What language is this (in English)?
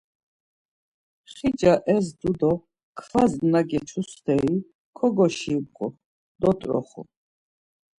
Laz